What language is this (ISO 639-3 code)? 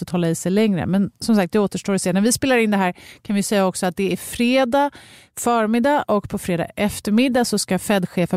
swe